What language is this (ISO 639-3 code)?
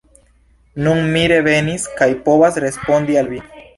epo